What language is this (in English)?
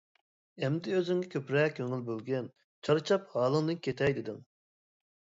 Uyghur